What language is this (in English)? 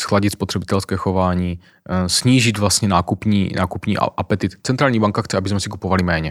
Czech